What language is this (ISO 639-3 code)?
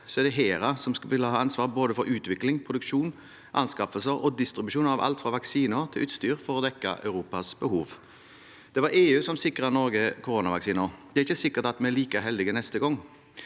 nor